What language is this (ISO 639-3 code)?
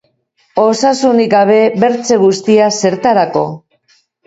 eus